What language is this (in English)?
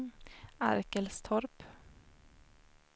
Swedish